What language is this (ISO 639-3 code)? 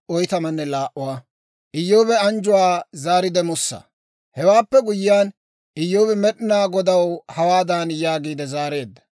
dwr